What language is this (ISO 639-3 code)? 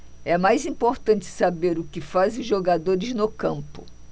por